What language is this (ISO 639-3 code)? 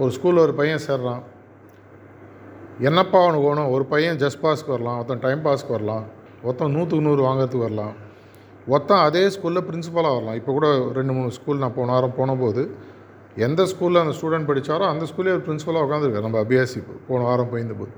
tam